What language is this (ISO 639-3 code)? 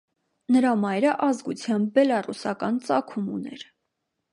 hye